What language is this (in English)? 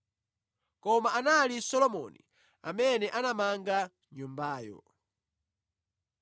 Nyanja